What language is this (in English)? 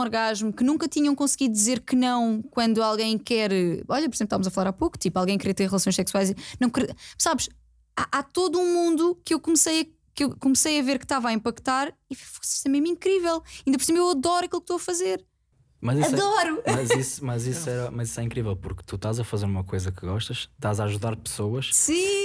Portuguese